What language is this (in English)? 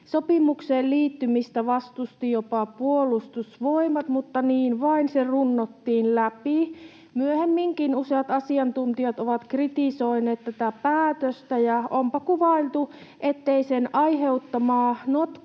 Finnish